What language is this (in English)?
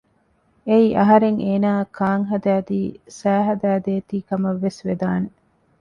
Divehi